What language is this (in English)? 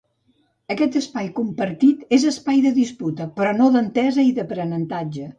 Catalan